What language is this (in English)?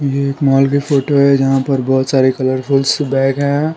Hindi